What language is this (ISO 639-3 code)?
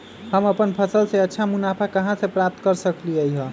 mag